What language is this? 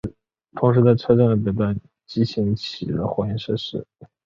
Chinese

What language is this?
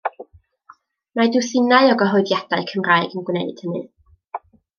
Welsh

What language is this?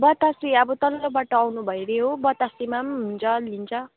Nepali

